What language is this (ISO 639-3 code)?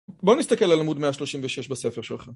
heb